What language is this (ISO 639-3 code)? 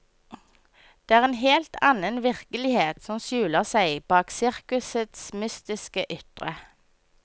nor